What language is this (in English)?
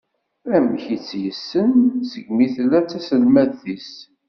Kabyle